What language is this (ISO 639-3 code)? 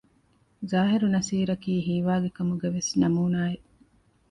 div